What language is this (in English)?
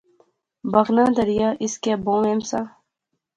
Pahari-Potwari